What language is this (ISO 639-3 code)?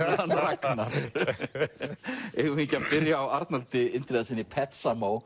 isl